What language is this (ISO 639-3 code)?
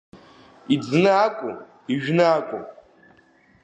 abk